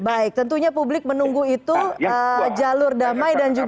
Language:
Indonesian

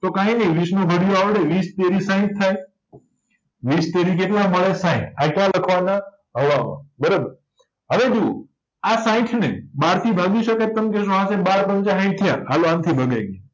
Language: Gujarati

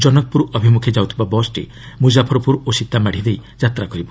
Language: Odia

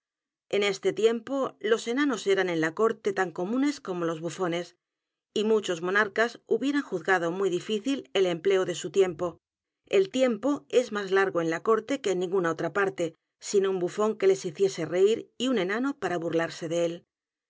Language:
Spanish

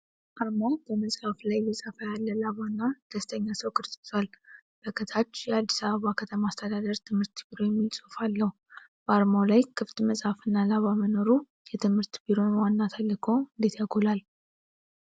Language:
Amharic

